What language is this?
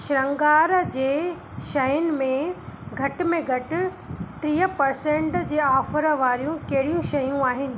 Sindhi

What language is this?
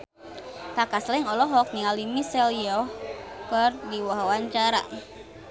Sundanese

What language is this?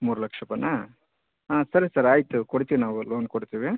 Kannada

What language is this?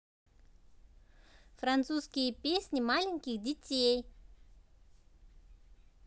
Russian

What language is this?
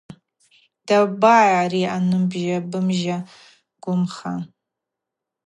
Abaza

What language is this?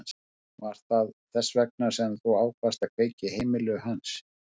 Icelandic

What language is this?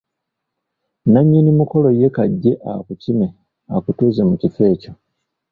Ganda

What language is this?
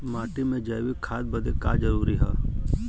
Bhojpuri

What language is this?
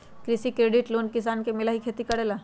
Magahi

